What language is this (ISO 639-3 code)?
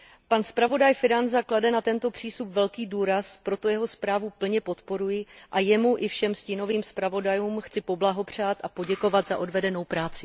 ces